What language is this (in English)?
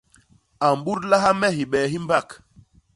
Basaa